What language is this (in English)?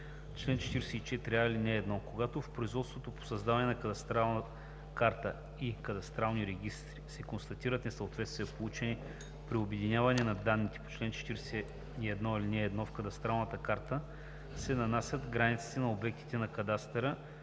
Bulgarian